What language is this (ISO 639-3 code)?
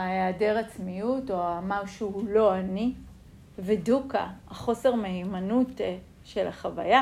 heb